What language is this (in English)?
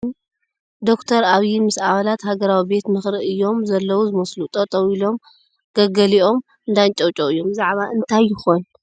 Tigrinya